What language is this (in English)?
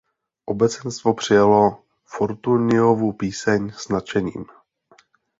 Czech